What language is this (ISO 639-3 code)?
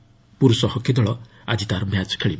ori